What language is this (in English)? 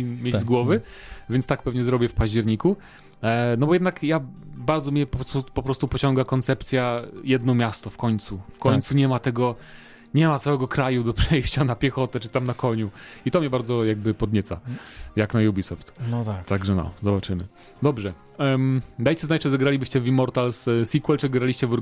Polish